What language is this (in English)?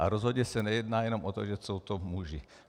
Czech